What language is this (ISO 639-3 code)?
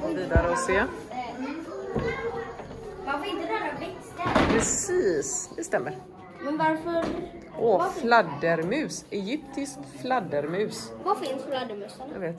swe